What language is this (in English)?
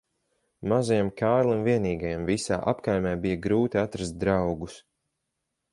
Latvian